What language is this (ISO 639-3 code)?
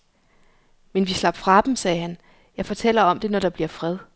dan